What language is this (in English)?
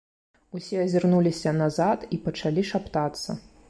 Belarusian